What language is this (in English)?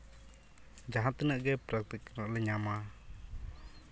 Santali